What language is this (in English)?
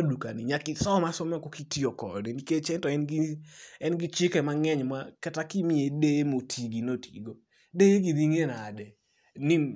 Luo (Kenya and Tanzania)